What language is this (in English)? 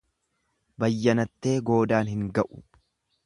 Oromo